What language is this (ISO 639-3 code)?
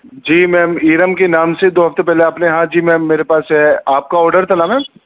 urd